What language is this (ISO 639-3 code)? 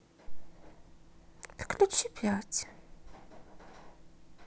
rus